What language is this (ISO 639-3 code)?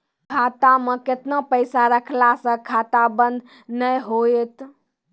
mai